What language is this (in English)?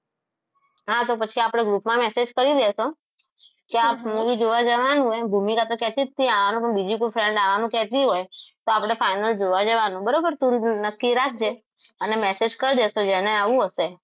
Gujarati